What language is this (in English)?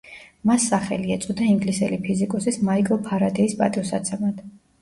Georgian